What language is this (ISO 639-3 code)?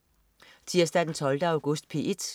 dan